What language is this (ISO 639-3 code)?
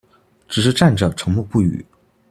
zho